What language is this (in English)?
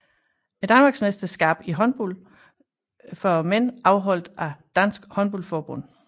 Danish